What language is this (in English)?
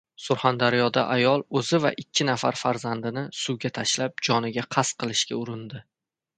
Uzbek